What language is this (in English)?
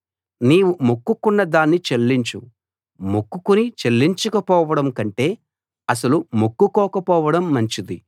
Telugu